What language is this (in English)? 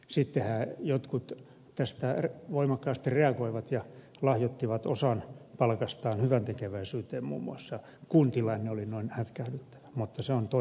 Finnish